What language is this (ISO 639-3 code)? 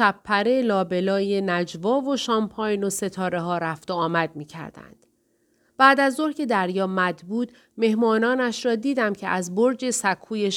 fas